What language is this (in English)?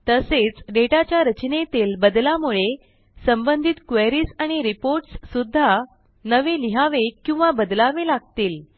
Marathi